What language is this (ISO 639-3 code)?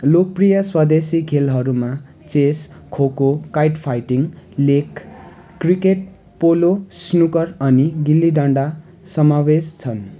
nep